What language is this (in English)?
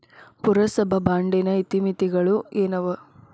Kannada